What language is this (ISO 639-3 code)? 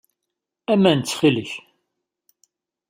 kab